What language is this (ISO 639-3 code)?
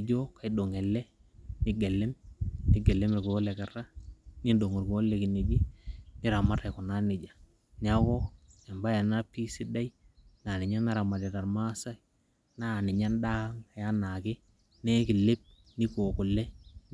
mas